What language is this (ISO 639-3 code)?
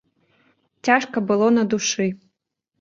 bel